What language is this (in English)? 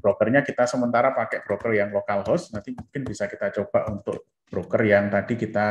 Indonesian